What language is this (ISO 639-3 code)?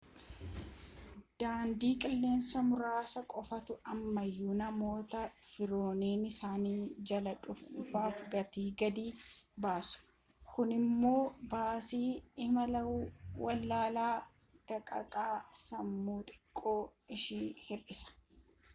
orm